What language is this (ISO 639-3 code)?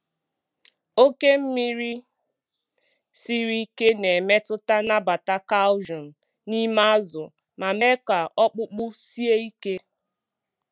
ibo